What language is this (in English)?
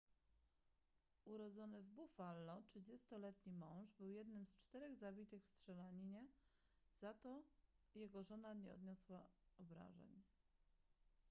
Polish